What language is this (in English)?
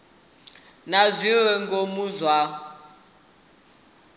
Venda